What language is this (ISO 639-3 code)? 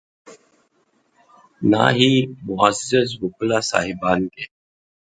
urd